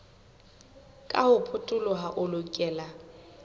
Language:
Southern Sotho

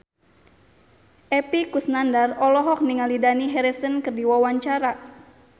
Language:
Sundanese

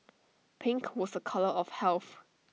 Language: English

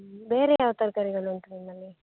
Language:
Kannada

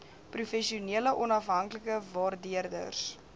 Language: Afrikaans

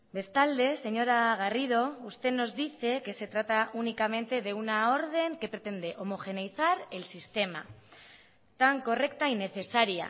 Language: Spanish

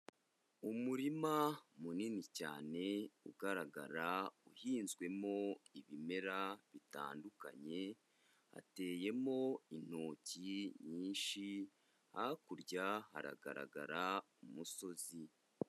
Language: Kinyarwanda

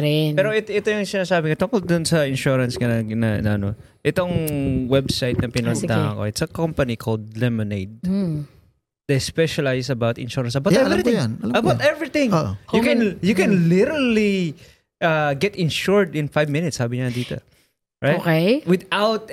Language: Filipino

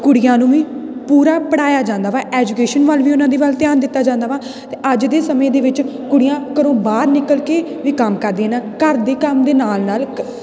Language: Punjabi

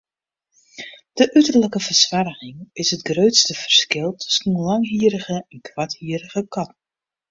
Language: Western Frisian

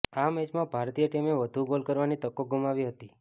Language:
Gujarati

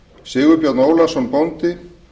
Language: Icelandic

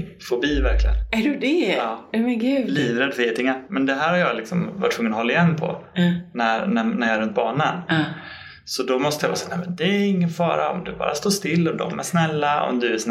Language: Swedish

